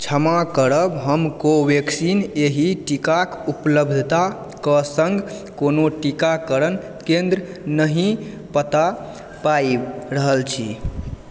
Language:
Maithili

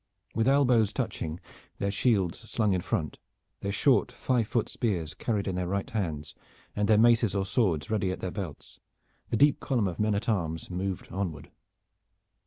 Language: English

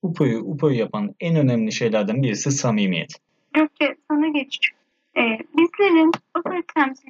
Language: Turkish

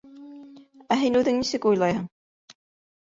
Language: Bashkir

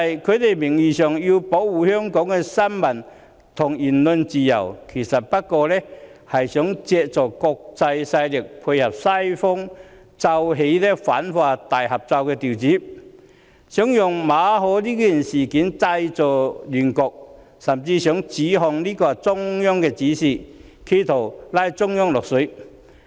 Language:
Cantonese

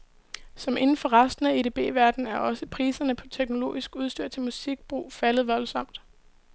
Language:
Danish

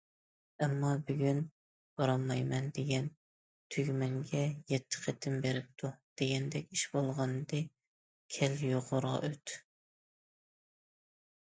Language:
Uyghur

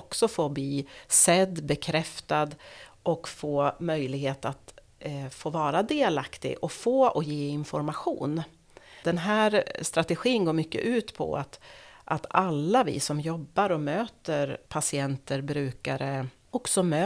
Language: Swedish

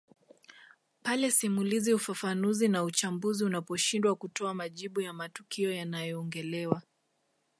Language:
Swahili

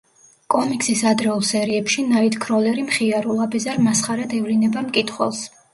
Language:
Georgian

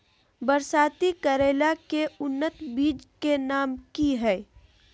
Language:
Magahi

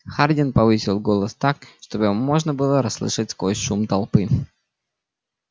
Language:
Russian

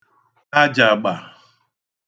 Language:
Igbo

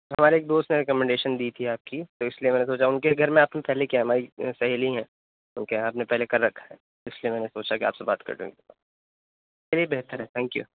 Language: Urdu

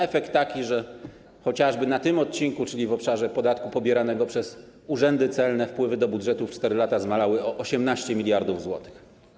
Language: Polish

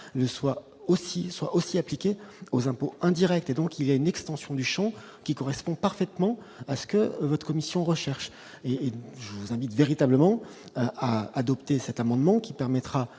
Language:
French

